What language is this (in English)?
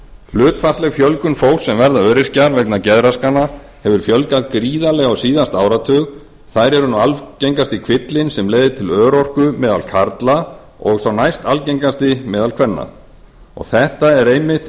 Icelandic